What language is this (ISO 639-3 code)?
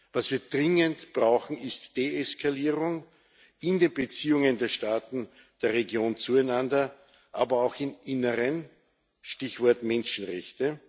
deu